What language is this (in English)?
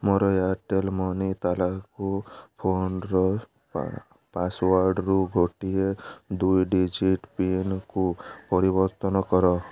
Odia